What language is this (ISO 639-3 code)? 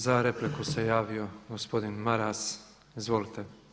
hrv